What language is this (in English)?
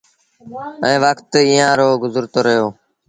Sindhi Bhil